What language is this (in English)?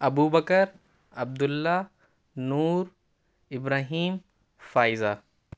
Urdu